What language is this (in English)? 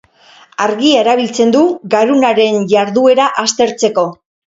Basque